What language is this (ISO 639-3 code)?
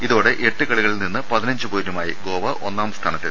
mal